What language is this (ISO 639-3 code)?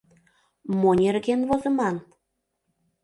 chm